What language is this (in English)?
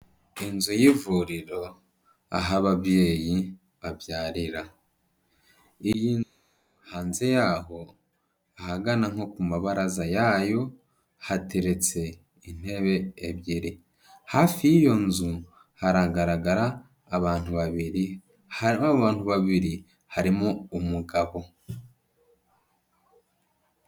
Kinyarwanda